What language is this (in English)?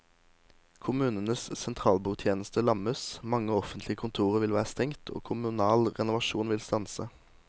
Norwegian